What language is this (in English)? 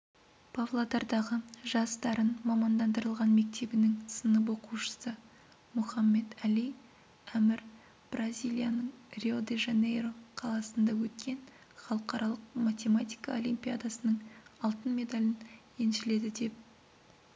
Kazakh